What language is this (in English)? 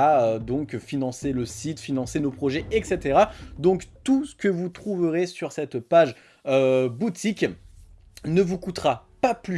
French